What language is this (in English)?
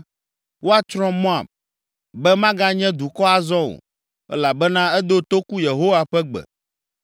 Ewe